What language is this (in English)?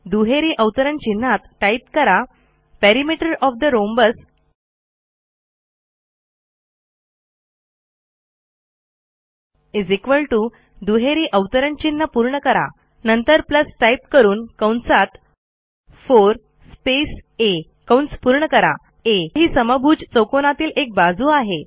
Marathi